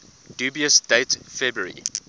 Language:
English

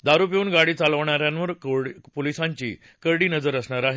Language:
Marathi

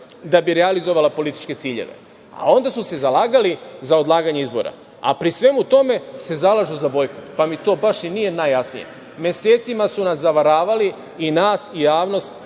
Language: Serbian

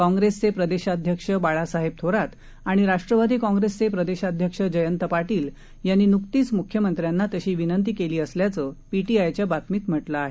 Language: Marathi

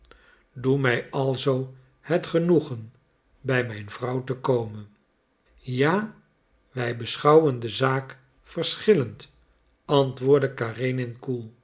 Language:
Dutch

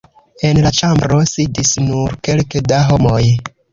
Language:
Esperanto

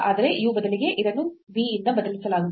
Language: Kannada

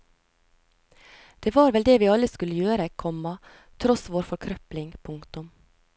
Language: Norwegian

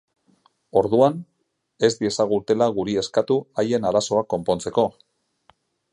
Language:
Basque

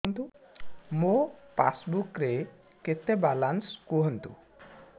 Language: Odia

